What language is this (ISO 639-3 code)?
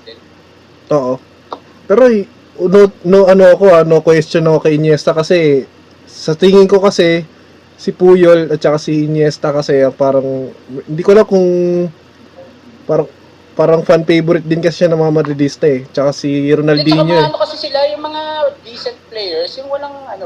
fil